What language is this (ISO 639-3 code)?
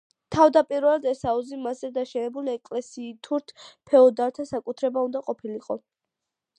kat